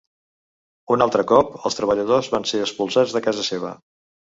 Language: Catalan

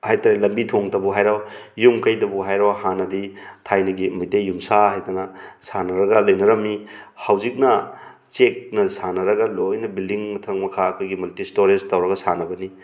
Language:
Manipuri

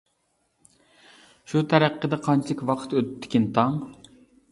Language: Uyghur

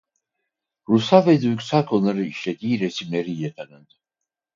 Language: Turkish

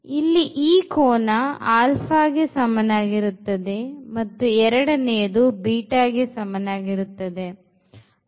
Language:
Kannada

